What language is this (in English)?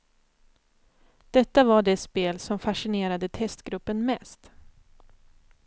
Swedish